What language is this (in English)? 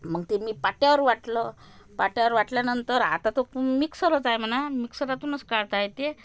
Marathi